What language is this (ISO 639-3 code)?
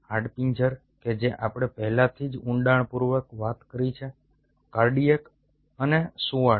guj